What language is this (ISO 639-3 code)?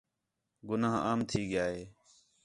xhe